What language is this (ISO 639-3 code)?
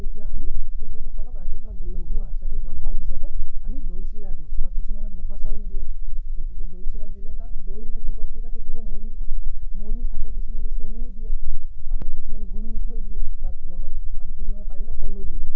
asm